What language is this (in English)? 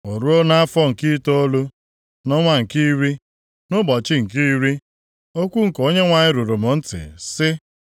Igbo